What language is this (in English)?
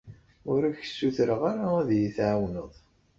Kabyle